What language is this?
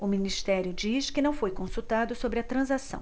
Portuguese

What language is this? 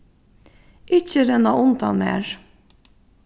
Faroese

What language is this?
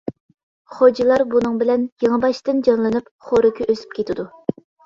Uyghur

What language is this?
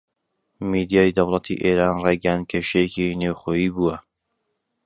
Central Kurdish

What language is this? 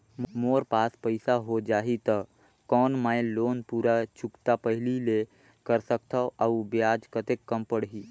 Chhattisgarhi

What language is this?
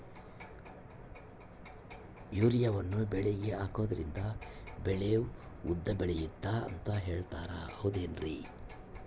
Kannada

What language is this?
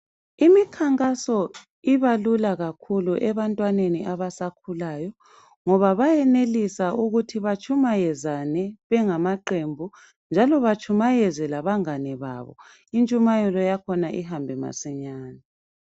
North Ndebele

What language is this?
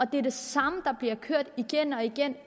Danish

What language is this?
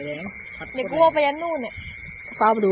Thai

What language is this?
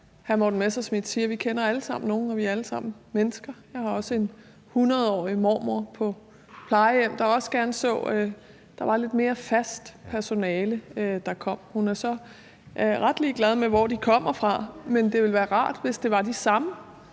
Danish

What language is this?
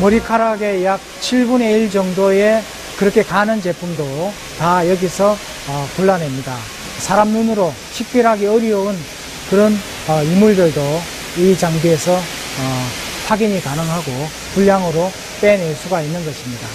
Korean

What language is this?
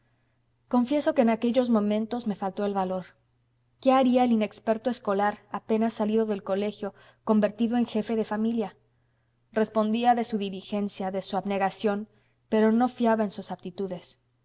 Spanish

